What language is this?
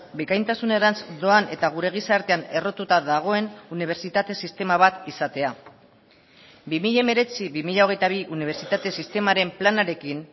Basque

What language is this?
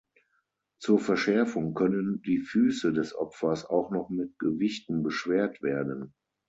German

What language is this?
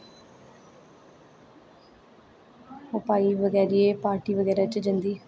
Dogri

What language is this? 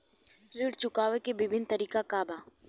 Bhojpuri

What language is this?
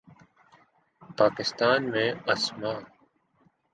Urdu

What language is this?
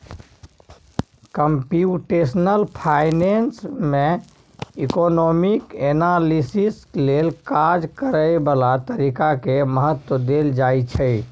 Maithili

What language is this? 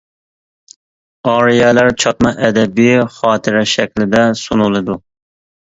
Uyghur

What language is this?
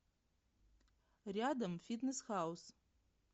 Russian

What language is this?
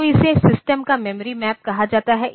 Hindi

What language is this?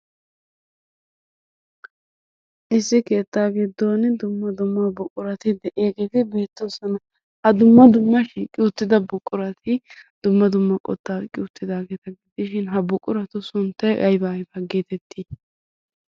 Wolaytta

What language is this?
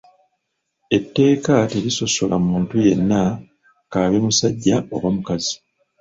Ganda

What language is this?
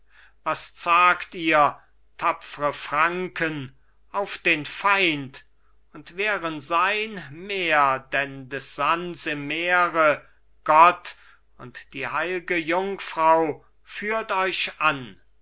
German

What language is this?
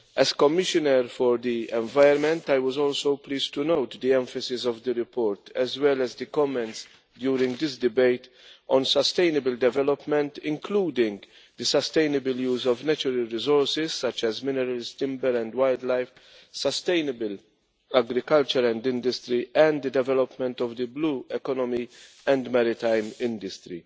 English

